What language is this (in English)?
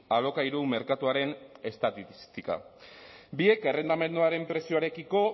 Basque